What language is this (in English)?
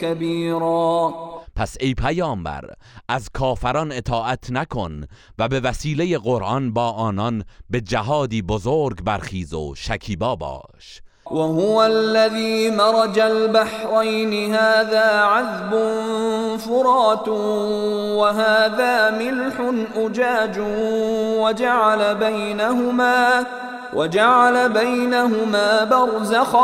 Persian